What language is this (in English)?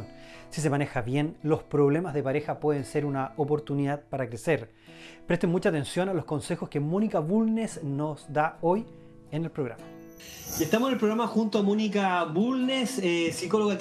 Spanish